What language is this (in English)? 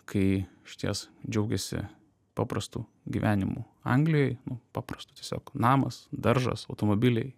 Lithuanian